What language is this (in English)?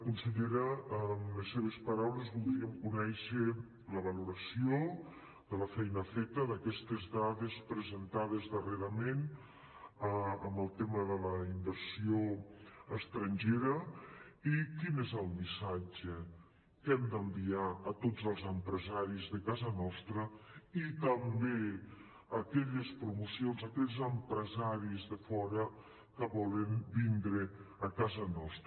Catalan